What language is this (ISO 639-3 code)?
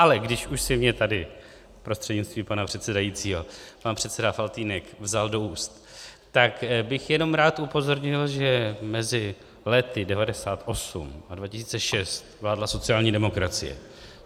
ces